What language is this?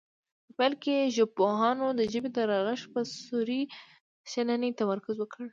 Pashto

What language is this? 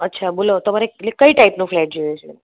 Gujarati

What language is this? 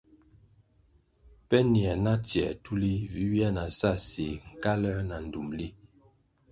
Kwasio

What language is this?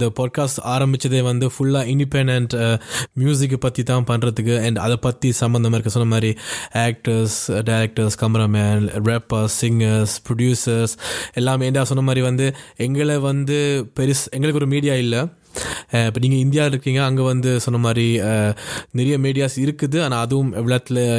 Tamil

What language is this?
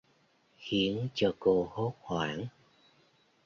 Vietnamese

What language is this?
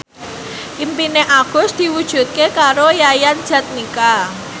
Javanese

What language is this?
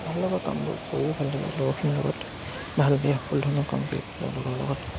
Assamese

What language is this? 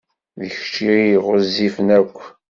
Kabyle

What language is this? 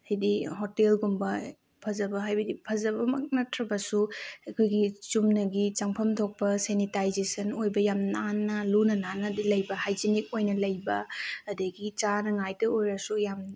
Manipuri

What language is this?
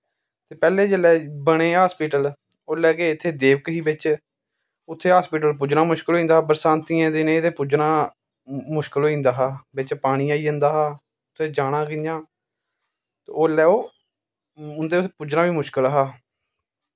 Dogri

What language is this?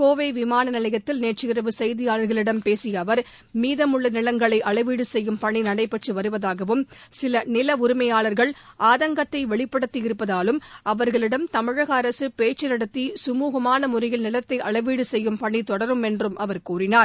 Tamil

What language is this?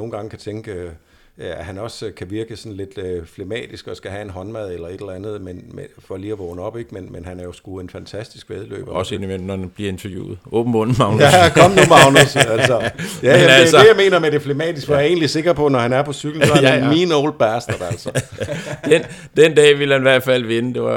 Danish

